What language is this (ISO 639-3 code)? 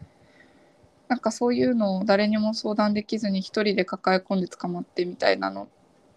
jpn